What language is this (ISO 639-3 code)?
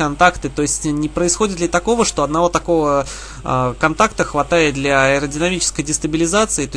rus